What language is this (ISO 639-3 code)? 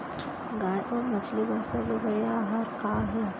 hne